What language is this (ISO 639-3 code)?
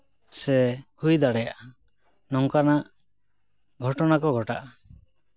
sat